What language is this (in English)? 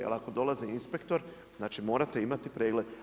Croatian